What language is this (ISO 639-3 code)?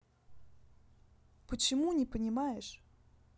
rus